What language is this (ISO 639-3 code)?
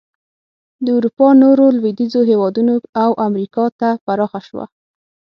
pus